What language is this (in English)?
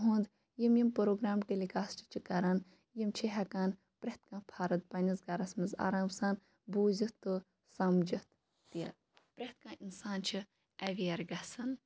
Kashmiri